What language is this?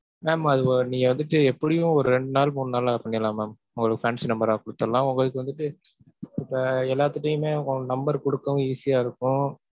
Tamil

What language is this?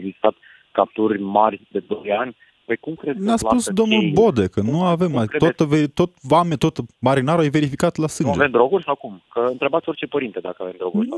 Romanian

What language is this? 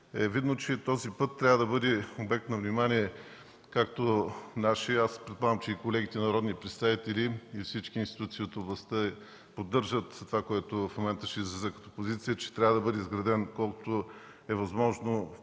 Bulgarian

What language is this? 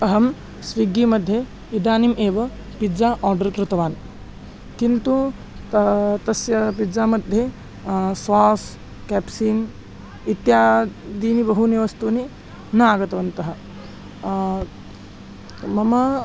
Sanskrit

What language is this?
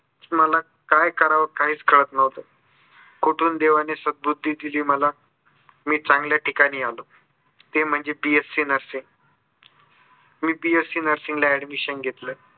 Marathi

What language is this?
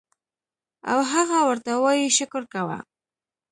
Pashto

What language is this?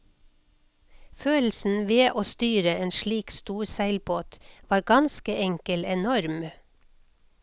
Norwegian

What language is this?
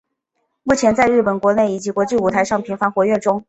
Chinese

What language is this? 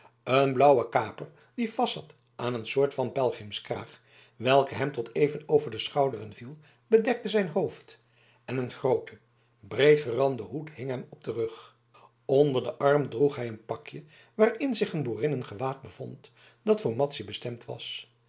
Dutch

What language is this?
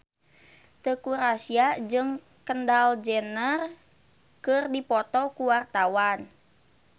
Sundanese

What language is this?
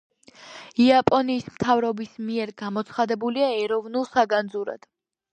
Georgian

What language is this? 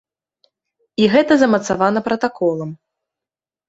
Belarusian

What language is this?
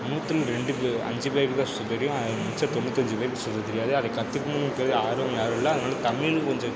Tamil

